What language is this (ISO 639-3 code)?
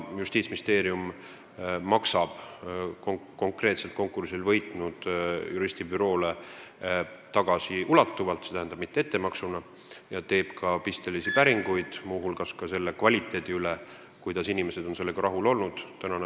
est